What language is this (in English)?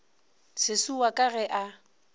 Northern Sotho